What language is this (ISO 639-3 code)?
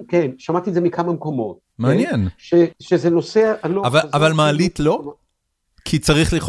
heb